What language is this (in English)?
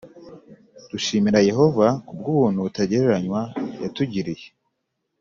Kinyarwanda